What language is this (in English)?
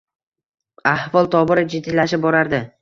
Uzbek